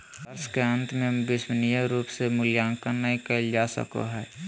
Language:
Magahi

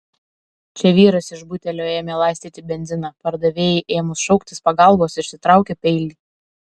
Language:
Lithuanian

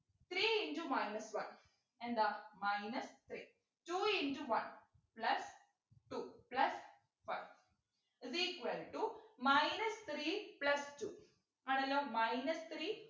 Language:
Malayalam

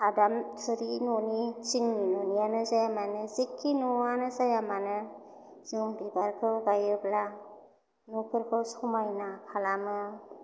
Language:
Bodo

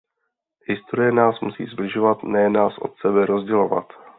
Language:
Czech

